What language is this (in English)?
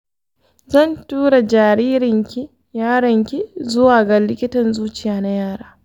Hausa